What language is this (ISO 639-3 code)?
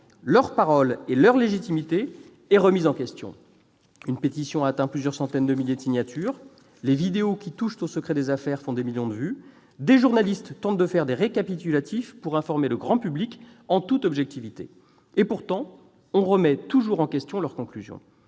fra